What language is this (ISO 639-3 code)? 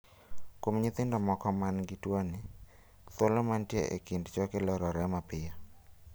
luo